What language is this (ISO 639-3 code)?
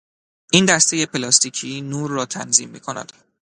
fas